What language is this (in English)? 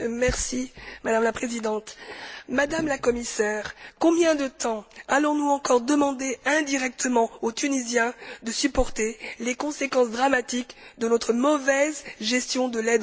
French